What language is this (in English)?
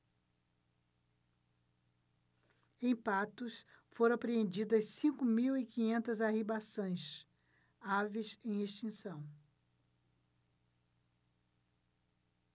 Portuguese